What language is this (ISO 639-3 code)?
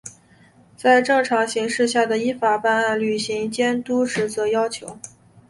zho